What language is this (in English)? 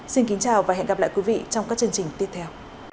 Vietnamese